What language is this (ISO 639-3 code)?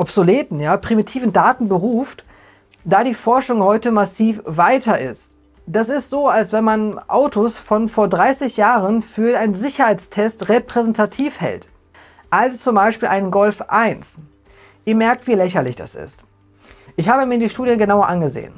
deu